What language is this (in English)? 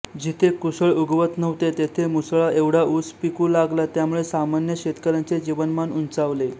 Marathi